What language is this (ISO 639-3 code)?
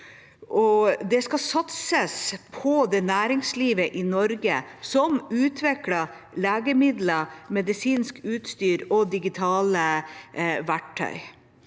nor